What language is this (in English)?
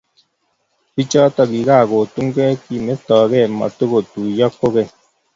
Kalenjin